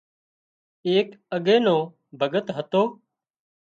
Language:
Wadiyara Koli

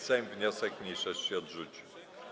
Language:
Polish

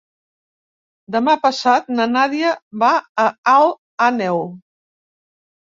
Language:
Catalan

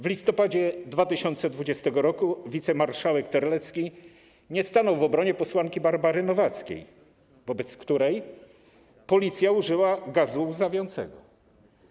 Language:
Polish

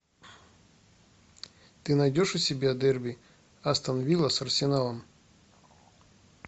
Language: Russian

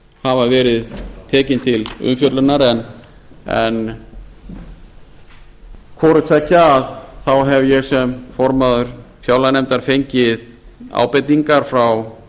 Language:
Icelandic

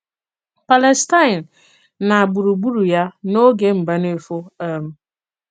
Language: Igbo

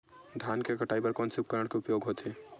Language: Chhattisgarhi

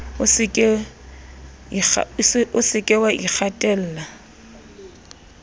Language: Southern Sotho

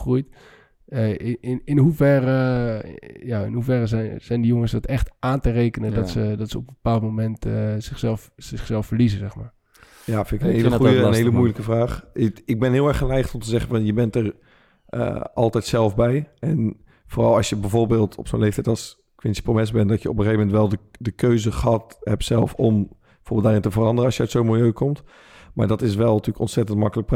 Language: Dutch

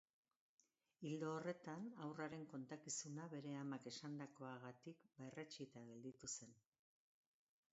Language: Basque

